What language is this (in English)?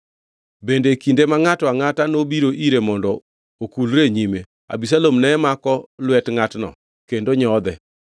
Luo (Kenya and Tanzania)